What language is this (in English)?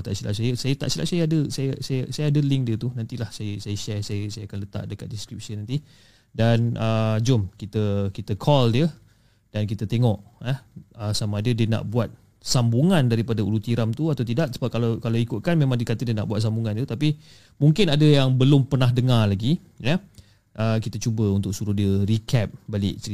Malay